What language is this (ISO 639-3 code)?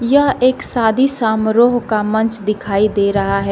hin